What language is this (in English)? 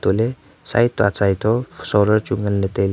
Wancho Naga